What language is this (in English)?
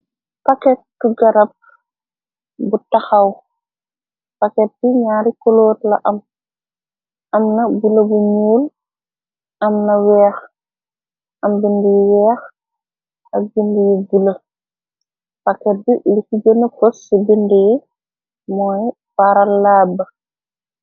Wolof